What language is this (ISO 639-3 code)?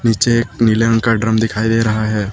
hin